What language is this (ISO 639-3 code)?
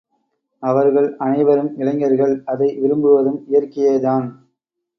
tam